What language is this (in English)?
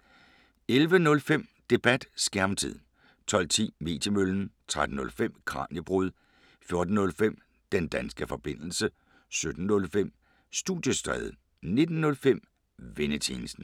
Danish